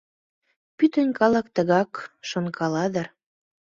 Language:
Mari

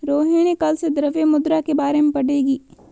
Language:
Hindi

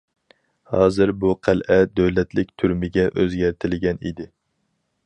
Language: Uyghur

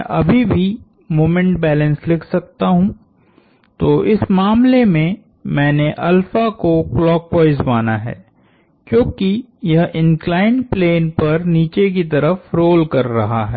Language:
Hindi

